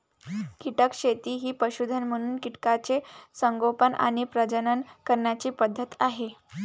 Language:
Marathi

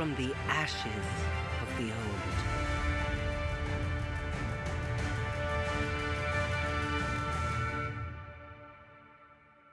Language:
Turkish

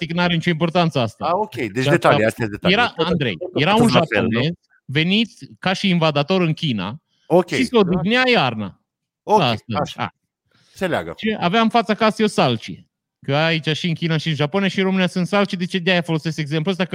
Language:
Romanian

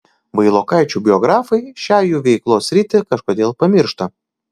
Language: Lithuanian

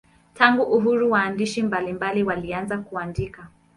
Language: Swahili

